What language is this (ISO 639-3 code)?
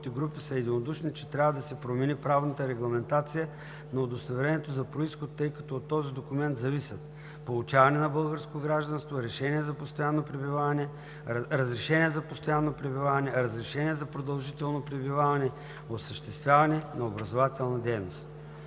bul